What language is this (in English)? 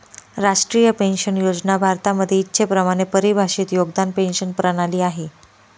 Marathi